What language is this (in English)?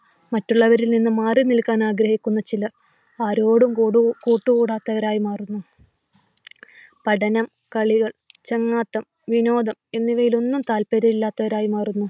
Malayalam